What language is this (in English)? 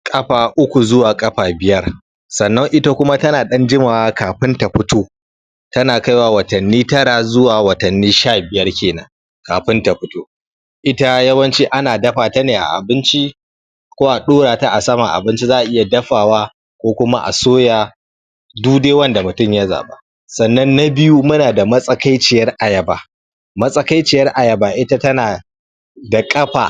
Hausa